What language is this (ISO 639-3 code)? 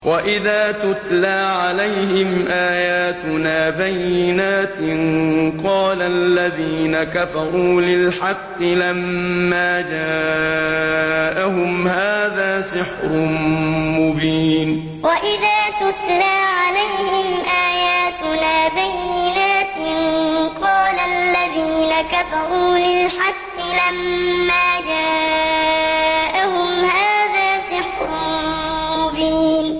ara